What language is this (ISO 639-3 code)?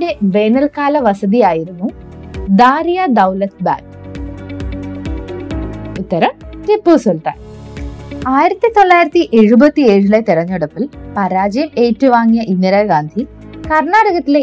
mal